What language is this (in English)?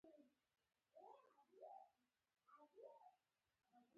Pashto